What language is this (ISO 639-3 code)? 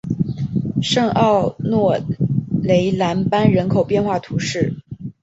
zho